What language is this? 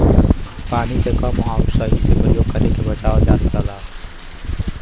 Bhojpuri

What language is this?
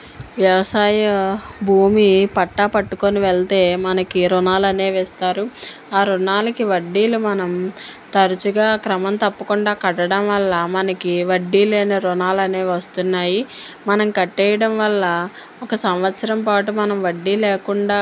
Telugu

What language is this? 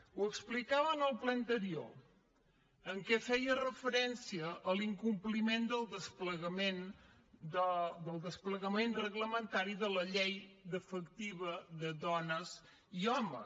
Catalan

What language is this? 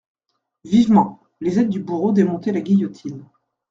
French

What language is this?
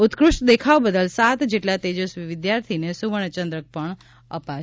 Gujarati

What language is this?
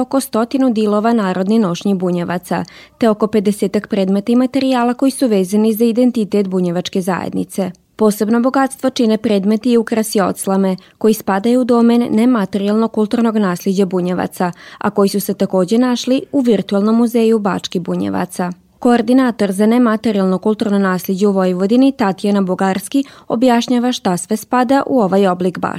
Croatian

